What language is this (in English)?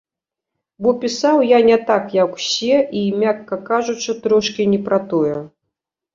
Belarusian